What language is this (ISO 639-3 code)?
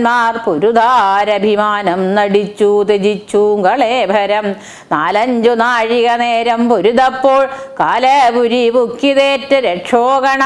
kor